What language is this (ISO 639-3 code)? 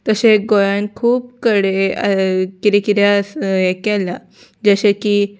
kok